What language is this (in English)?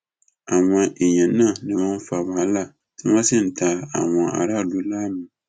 Yoruba